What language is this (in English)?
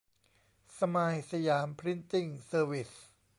Thai